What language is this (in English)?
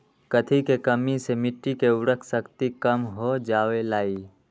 Magahi